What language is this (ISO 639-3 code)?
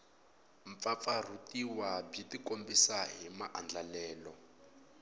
tso